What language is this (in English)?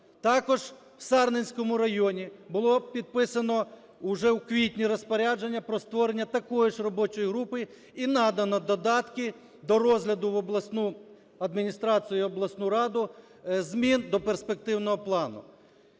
Ukrainian